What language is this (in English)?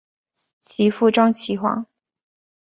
Chinese